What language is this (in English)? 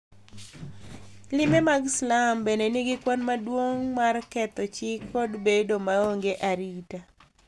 Luo (Kenya and Tanzania)